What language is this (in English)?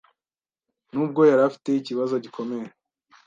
Kinyarwanda